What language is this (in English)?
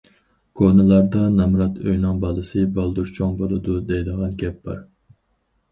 Uyghur